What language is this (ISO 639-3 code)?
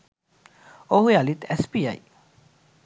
sin